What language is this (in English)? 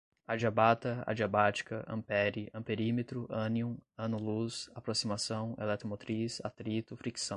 Portuguese